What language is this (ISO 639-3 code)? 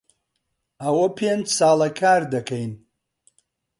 ckb